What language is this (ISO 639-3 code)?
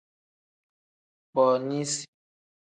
kdh